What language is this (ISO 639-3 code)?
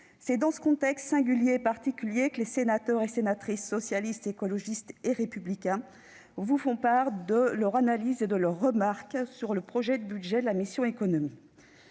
fra